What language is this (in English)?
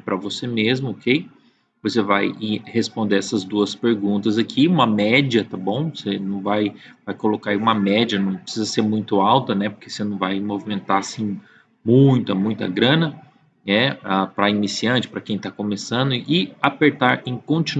Portuguese